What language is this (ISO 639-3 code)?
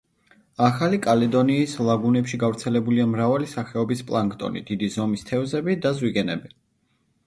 kat